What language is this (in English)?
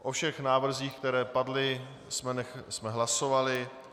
Czech